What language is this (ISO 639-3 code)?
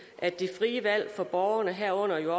dan